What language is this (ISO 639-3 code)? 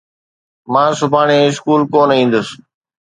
snd